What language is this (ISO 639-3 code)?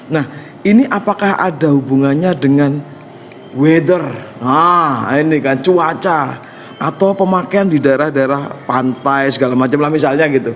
ind